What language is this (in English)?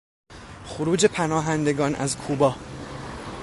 Persian